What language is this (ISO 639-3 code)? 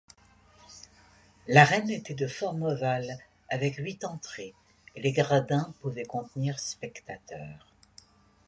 fra